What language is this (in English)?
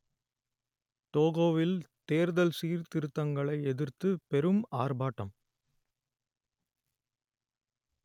Tamil